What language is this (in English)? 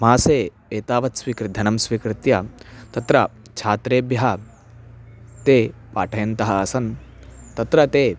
Sanskrit